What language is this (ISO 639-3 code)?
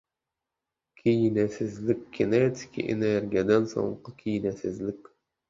tuk